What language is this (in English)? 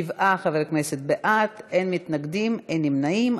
Hebrew